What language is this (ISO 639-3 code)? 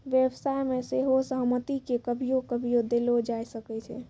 mai